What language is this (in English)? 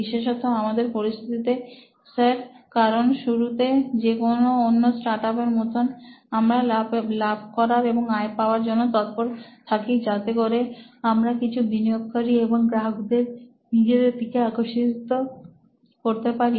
Bangla